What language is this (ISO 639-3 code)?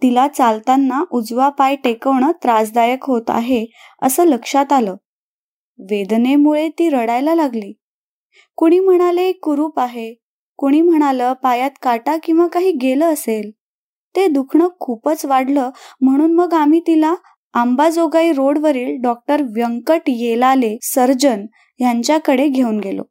mar